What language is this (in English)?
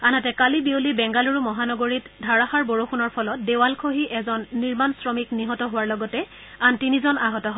Assamese